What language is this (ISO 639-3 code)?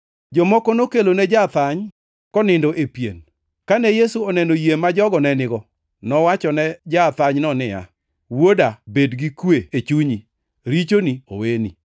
luo